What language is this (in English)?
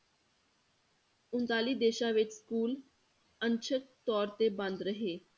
Punjabi